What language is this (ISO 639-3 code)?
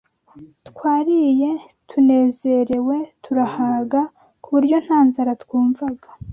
kin